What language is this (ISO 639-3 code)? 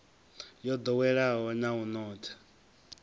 ven